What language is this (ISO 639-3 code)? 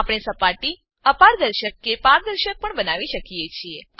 guj